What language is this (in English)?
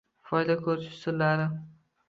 Uzbek